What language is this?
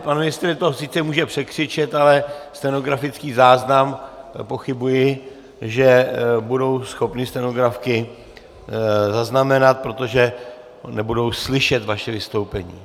Czech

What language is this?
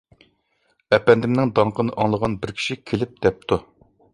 Uyghur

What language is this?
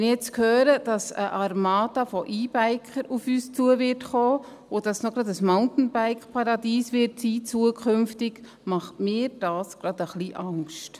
Swiss German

